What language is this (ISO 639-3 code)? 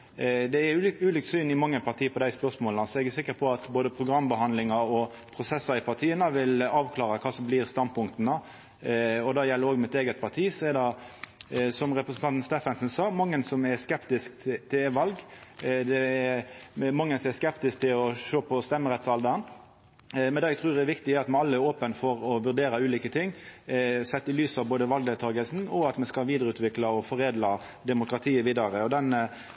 nno